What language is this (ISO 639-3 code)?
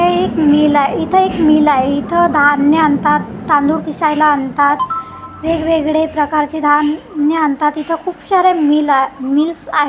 mar